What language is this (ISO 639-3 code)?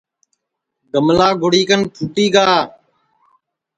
ssi